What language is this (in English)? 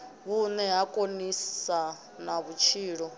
Venda